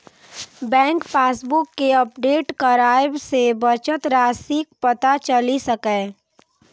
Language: Maithili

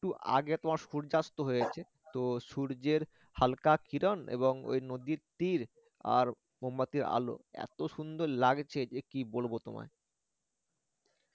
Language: Bangla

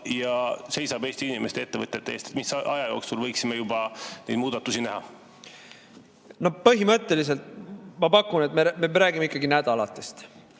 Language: Estonian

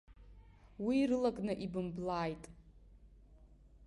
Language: Abkhazian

